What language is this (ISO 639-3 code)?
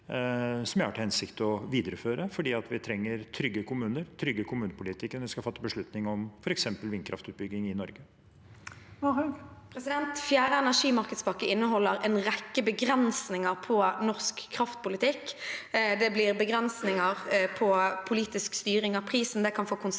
nor